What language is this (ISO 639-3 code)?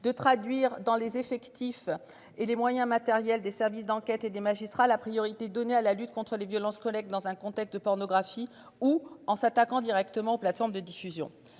fra